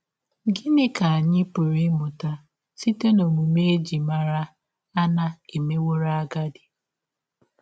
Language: Igbo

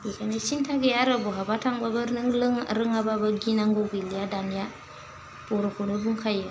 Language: Bodo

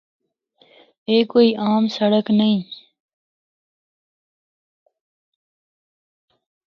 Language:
Northern Hindko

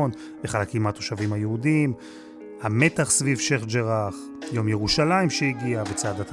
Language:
Hebrew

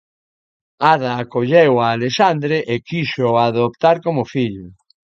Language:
Galician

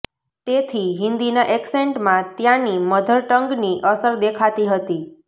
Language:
Gujarati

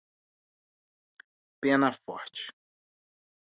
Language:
Portuguese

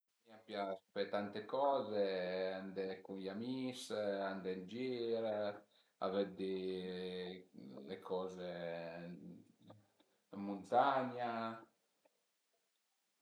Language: Piedmontese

